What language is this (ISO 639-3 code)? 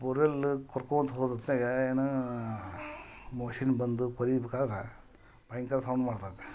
kan